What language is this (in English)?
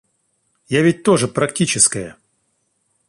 Russian